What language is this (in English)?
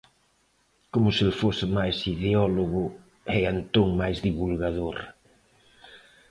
Galician